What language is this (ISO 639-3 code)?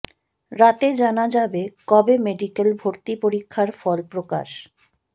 ben